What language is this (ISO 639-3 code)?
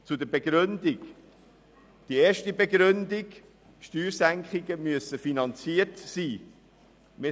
gsw